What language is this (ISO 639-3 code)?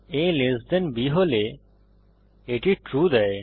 ben